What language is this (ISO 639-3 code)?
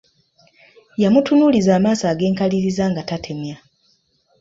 lug